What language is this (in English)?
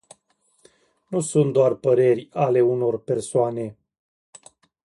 Romanian